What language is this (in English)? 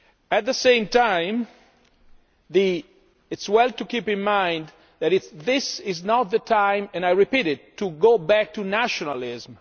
English